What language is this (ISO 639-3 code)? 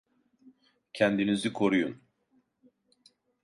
tur